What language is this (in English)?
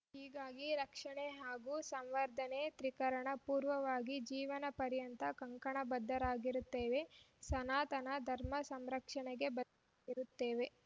Kannada